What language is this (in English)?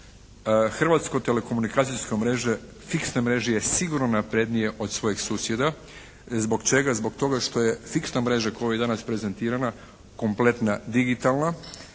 Croatian